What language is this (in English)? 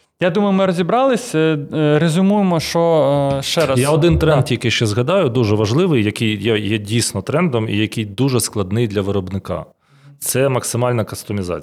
Ukrainian